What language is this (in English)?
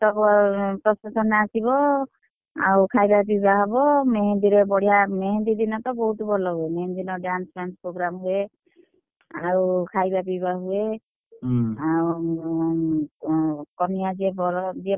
Odia